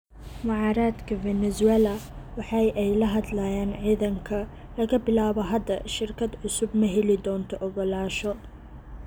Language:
Somali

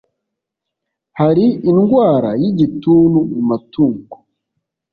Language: Kinyarwanda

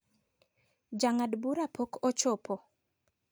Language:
Luo (Kenya and Tanzania)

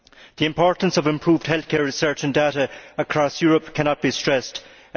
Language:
English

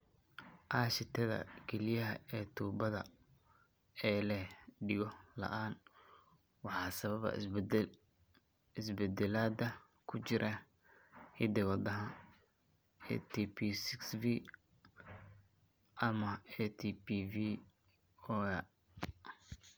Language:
Somali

